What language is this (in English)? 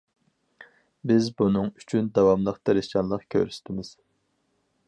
Uyghur